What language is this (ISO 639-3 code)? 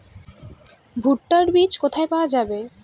ben